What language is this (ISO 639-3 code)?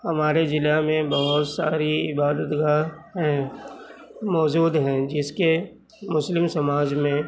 urd